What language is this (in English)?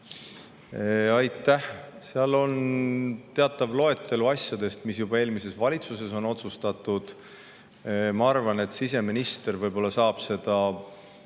Estonian